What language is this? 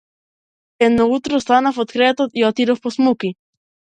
Macedonian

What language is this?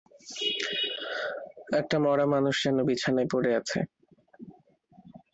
Bangla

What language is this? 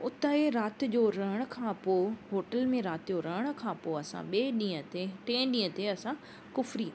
Sindhi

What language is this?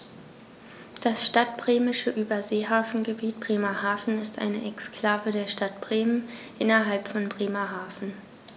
German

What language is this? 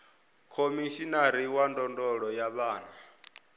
Venda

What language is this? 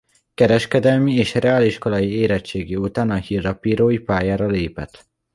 Hungarian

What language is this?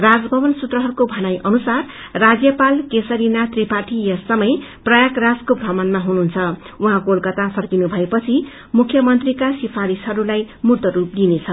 Nepali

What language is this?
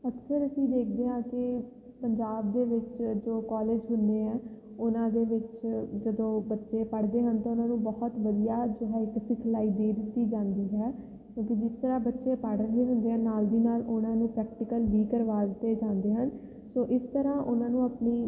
Punjabi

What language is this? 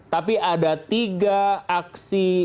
Indonesian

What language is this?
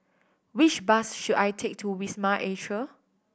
English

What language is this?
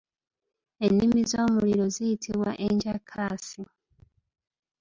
Ganda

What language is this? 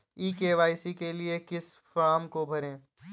Hindi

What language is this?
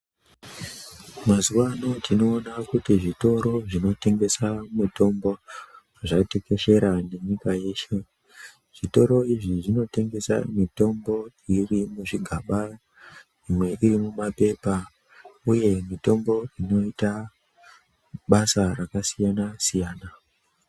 Ndau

